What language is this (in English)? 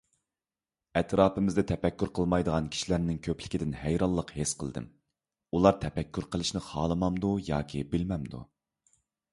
Uyghur